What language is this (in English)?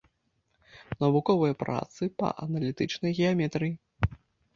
Belarusian